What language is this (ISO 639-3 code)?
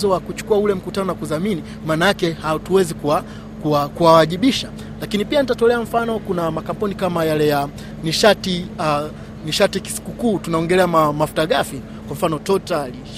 swa